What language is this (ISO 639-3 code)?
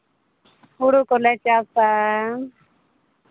sat